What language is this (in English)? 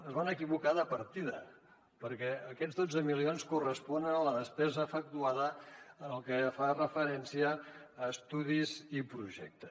Catalan